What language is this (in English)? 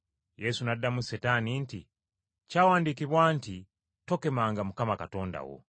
Ganda